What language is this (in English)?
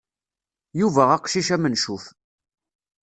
Kabyle